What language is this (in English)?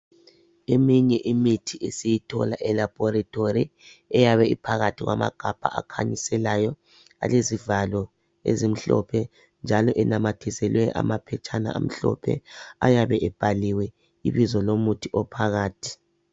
North Ndebele